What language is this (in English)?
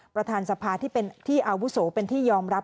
Thai